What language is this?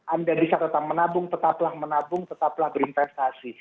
Indonesian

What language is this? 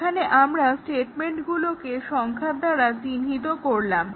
Bangla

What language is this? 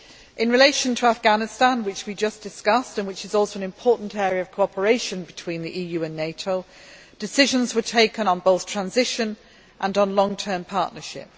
English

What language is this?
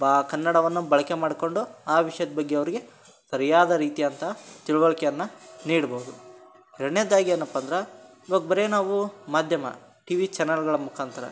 Kannada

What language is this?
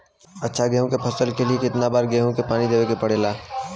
Bhojpuri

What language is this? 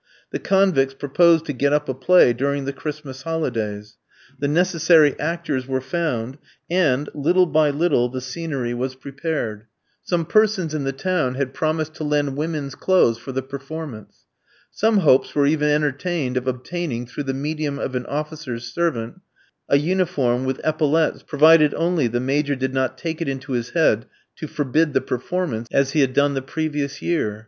English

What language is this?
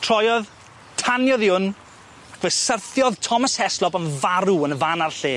Welsh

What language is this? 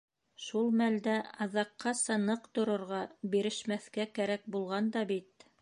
Bashkir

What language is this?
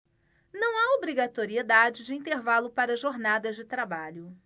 Portuguese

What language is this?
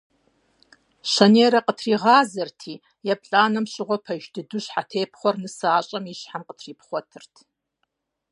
Kabardian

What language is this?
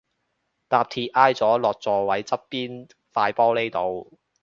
Cantonese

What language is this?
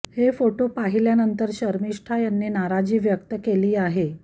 Marathi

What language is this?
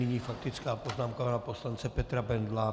Czech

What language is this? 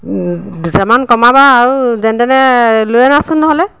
Assamese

